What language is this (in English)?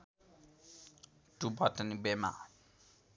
Nepali